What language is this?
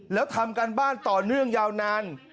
Thai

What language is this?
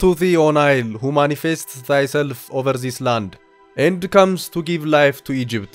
Turkish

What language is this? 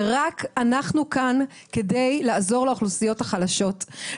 Hebrew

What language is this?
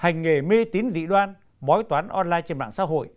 Vietnamese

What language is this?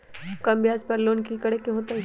Magahi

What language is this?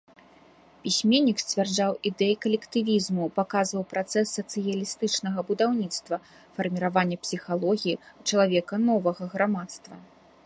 Belarusian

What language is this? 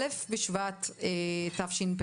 Hebrew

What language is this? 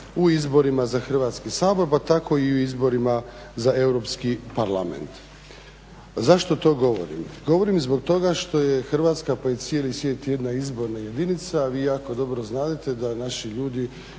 Croatian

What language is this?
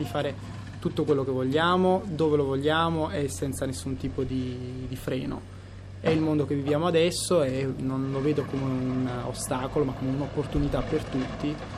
Italian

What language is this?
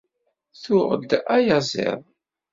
Kabyle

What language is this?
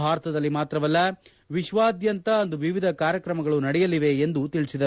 Kannada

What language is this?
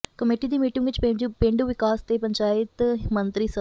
Punjabi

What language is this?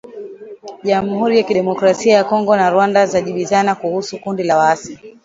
Swahili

